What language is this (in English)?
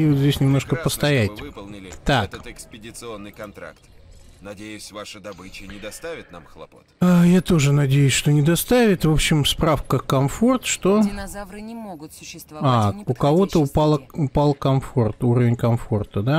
Russian